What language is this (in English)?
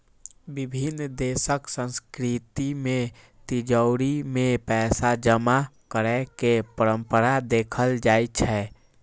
Maithili